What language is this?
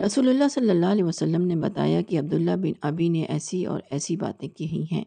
Urdu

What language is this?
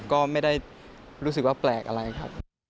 Thai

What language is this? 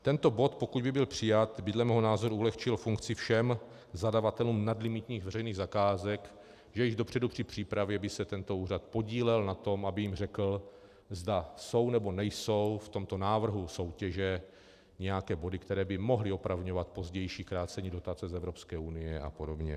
Czech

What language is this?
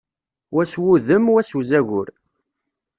Kabyle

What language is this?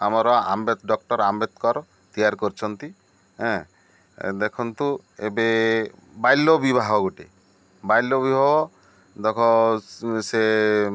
Odia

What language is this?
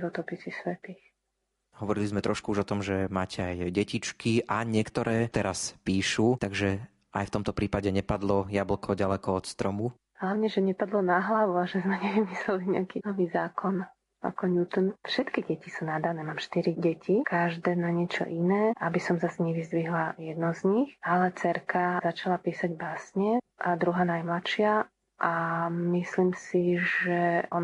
Slovak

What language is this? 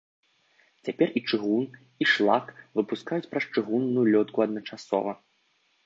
Belarusian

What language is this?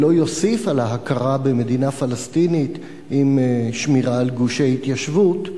Hebrew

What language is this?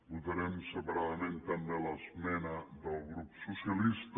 Catalan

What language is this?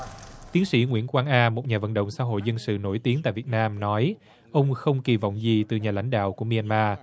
Vietnamese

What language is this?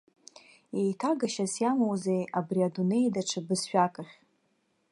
Abkhazian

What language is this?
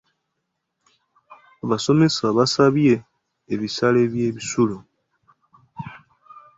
Ganda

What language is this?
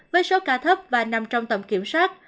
Vietnamese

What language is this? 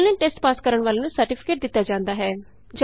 Punjabi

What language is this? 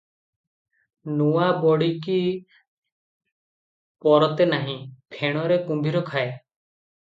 Odia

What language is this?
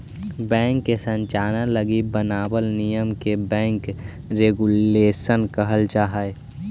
Magahi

